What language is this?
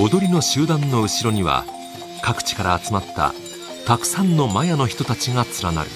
Japanese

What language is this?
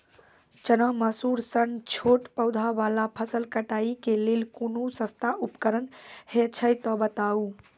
Maithili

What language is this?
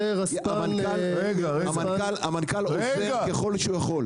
Hebrew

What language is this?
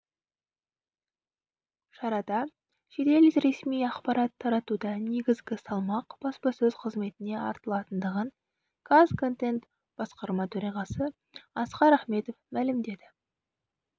Kazakh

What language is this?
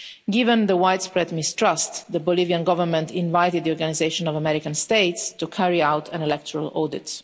English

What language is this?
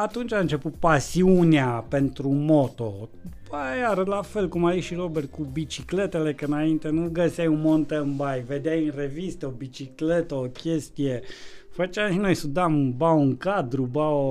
Romanian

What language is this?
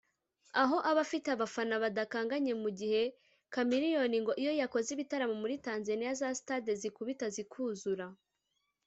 Kinyarwanda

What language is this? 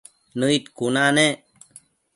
Matsés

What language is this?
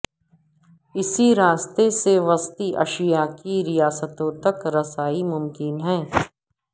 Urdu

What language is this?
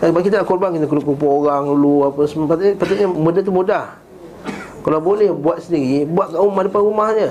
Malay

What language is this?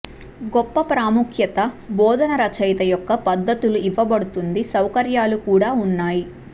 Telugu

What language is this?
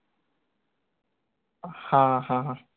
Marathi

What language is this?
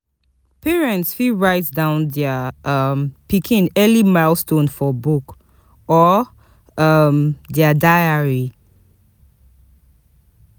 Nigerian Pidgin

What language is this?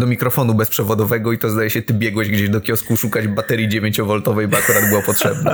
Polish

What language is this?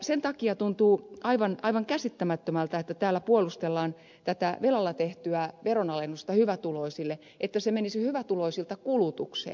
Finnish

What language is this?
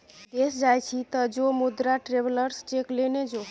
Maithili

